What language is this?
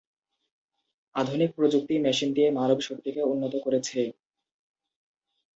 Bangla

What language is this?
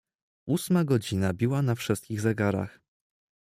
Polish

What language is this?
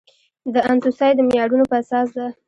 Pashto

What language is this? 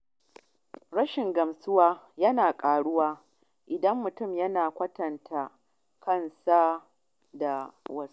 Hausa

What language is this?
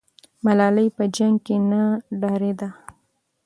Pashto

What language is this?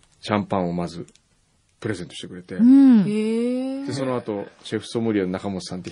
Japanese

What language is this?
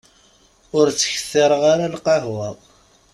Kabyle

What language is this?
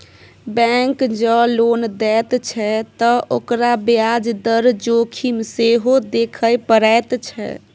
Maithili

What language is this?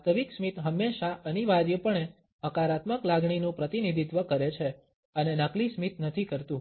Gujarati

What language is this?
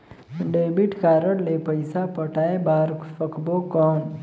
Chhattisgarhi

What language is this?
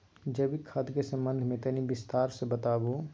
Maithili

